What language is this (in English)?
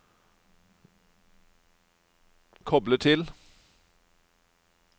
Norwegian